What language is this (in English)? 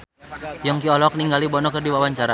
Sundanese